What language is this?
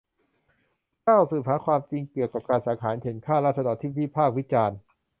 Thai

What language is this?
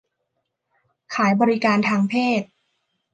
Thai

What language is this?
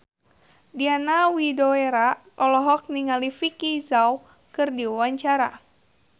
Sundanese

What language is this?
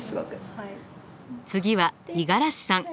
Japanese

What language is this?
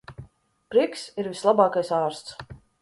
Latvian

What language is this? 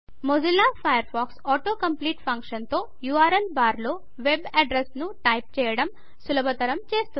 Telugu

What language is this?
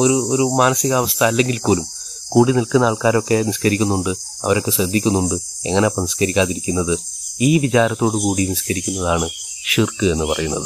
Malayalam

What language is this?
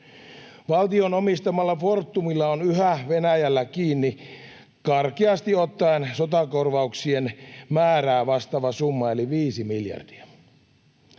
Finnish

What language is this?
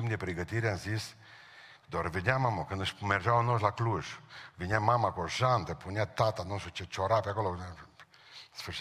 Romanian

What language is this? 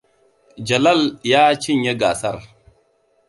Hausa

